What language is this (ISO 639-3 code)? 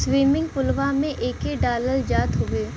bho